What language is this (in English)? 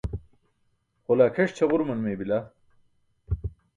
Burushaski